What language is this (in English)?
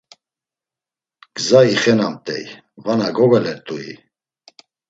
Laz